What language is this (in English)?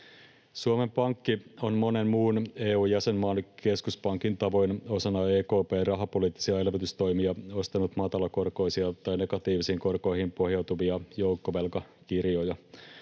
Finnish